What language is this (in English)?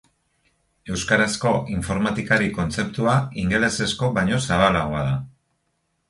Basque